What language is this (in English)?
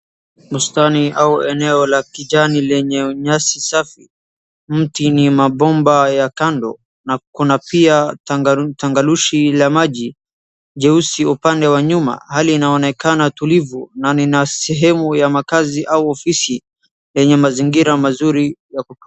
Swahili